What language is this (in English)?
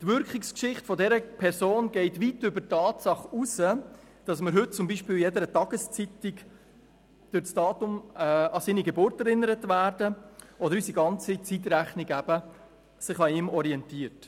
Swiss German